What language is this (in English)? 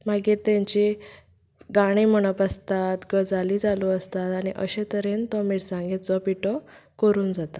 Konkani